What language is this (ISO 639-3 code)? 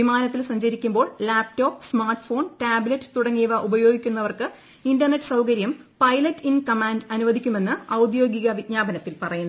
mal